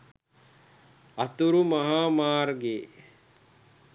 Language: Sinhala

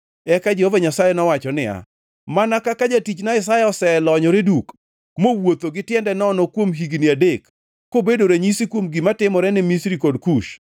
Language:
Luo (Kenya and Tanzania)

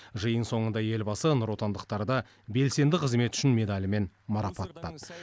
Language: Kazakh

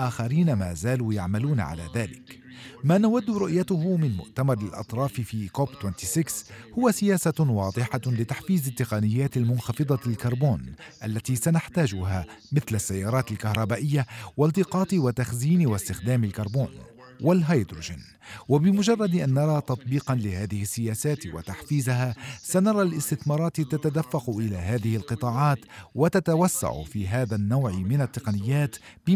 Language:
Arabic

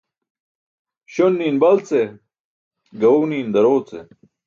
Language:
Burushaski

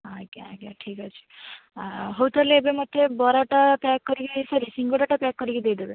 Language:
Odia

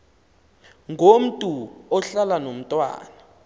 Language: Xhosa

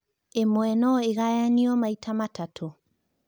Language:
Kikuyu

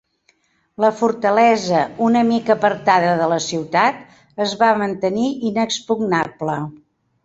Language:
Catalan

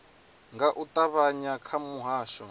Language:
Venda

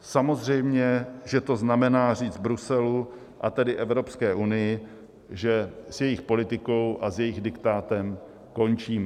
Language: Czech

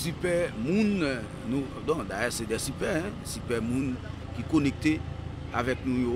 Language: French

